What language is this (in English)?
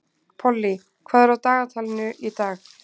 Icelandic